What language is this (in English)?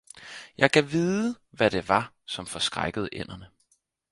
Danish